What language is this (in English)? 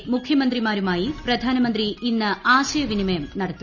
Malayalam